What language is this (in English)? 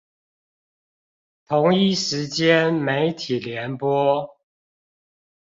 Chinese